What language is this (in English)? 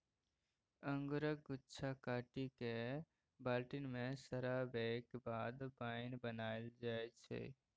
Maithili